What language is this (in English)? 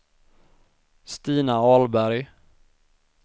Swedish